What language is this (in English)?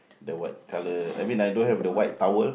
English